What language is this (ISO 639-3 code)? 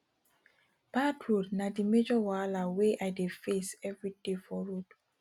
pcm